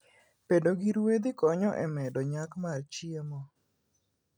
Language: Luo (Kenya and Tanzania)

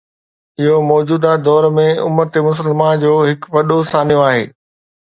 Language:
Sindhi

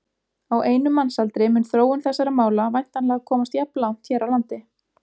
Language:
Icelandic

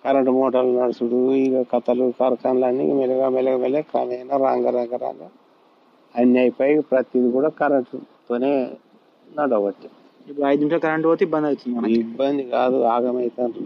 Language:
Telugu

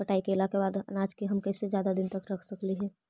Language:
Magahi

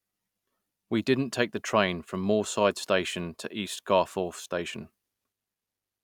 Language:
English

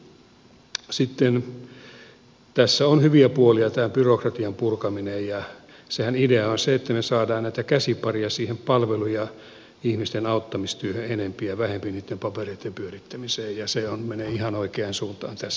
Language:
Finnish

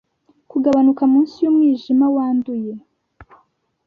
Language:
Kinyarwanda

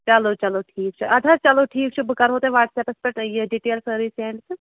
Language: Kashmiri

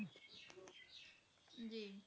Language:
Punjabi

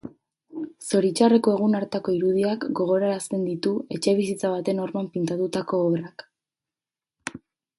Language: Basque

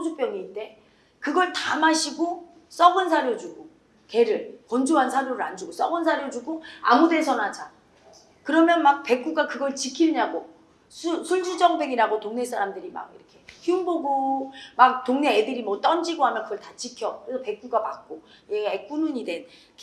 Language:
Korean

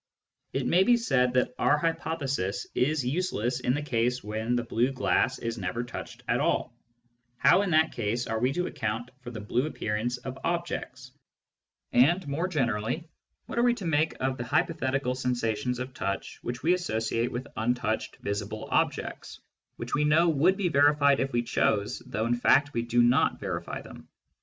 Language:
English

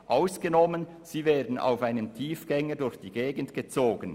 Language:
Swiss German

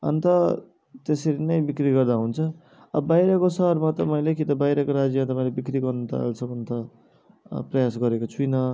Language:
Nepali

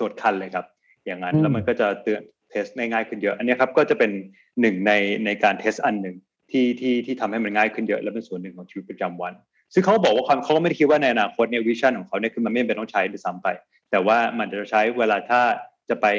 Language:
Thai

